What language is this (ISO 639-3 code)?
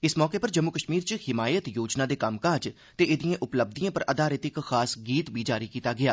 doi